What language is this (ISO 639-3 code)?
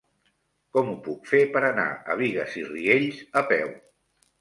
cat